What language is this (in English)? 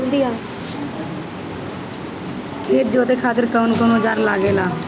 Bhojpuri